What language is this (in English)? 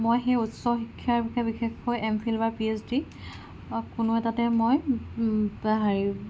Assamese